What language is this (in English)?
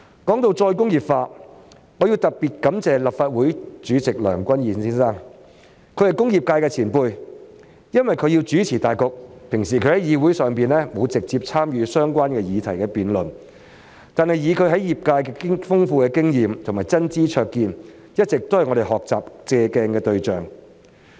Cantonese